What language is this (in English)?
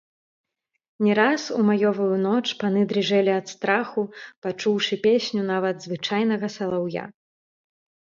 Belarusian